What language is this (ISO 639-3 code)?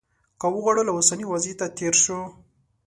pus